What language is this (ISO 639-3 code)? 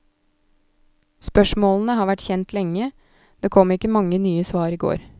nor